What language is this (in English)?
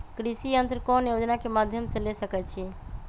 Magahi